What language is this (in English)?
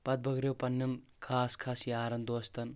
Kashmiri